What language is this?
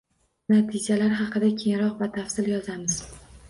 Uzbek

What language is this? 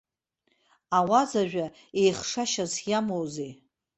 Abkhazian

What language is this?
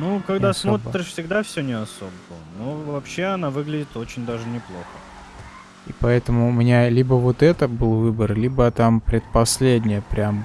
Russian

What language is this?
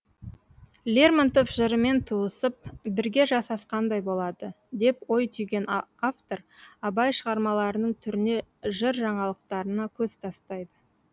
Kazakh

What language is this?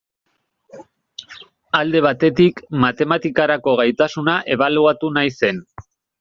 Basque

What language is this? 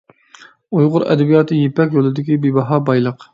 Uyghur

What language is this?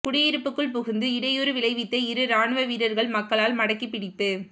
Tamil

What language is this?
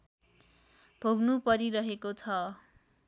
Nepali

